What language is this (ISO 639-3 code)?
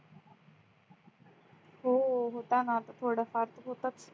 mar